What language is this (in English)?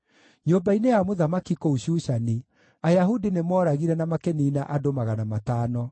Kikuyu